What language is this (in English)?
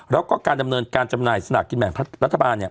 Thai